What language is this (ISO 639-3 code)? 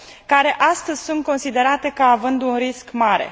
ron